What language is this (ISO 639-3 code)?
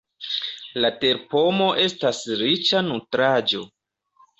epo